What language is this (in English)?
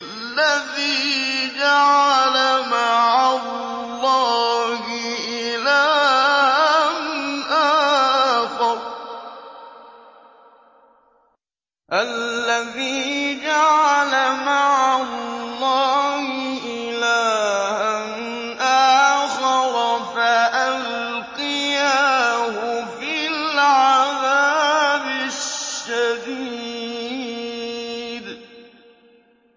Arabic